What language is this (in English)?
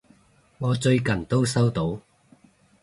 Cantonese